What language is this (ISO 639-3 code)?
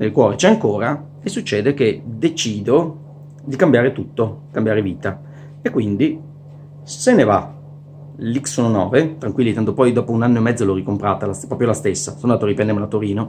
ita